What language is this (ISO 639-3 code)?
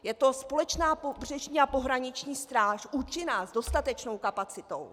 ces